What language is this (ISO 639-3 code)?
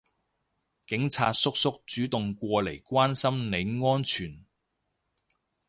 yue